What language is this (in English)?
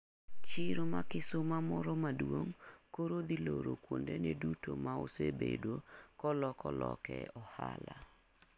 Luo (Kenya and Tanzania)